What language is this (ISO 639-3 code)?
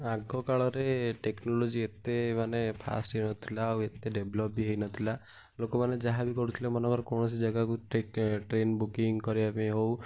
ori